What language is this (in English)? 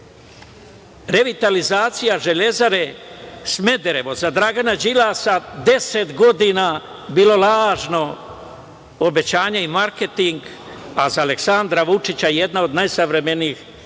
Serbian